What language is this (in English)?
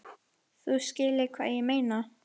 Icelandic